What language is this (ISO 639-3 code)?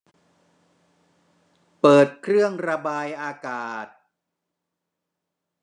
tha